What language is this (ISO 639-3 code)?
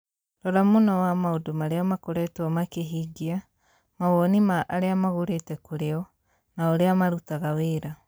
kik